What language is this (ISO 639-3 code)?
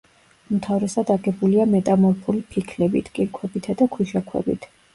kat